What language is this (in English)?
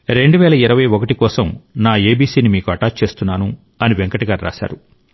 Telugu